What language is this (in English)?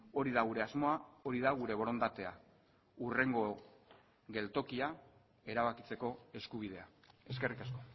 Basque